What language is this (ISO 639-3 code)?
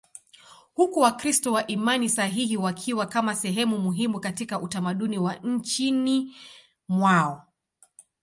swa